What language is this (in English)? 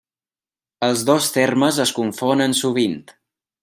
Catalan